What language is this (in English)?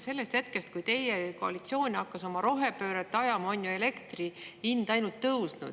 Estonian